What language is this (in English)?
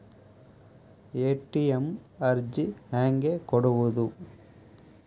Kannada